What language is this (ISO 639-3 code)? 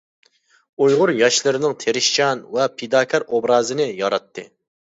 uig